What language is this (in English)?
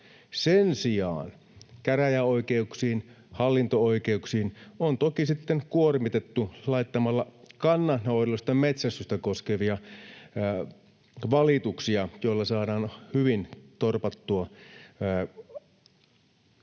Finnish